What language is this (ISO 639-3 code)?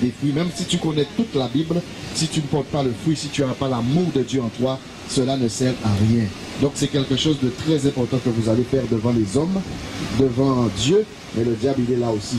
fra